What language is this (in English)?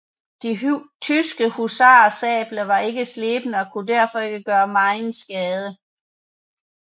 Danish